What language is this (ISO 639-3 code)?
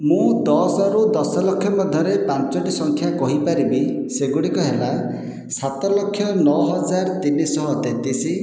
ori